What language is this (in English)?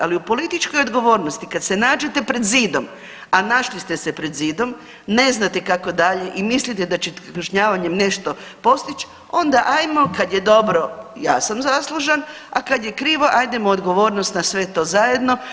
Croatian